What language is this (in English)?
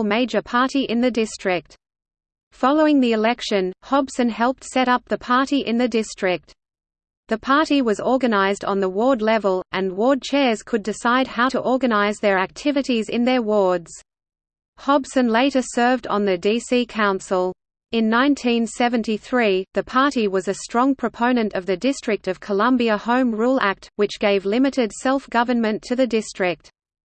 English